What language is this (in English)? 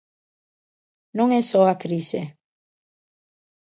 Galician